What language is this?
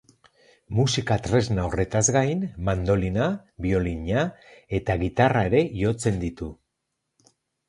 Basque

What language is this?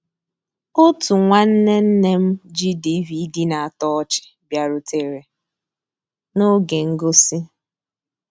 Igbo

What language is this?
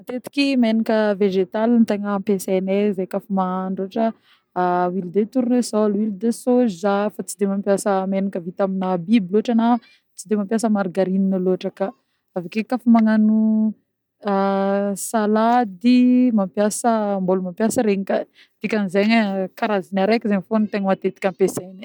Northern Betsimisaraka Malagasy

